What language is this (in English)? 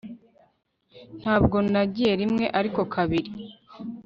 Kinyarwanda